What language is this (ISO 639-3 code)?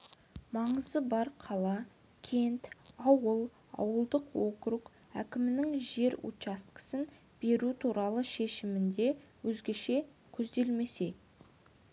kaz